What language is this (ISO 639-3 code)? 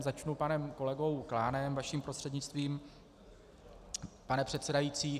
ces